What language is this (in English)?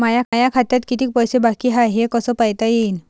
Marathi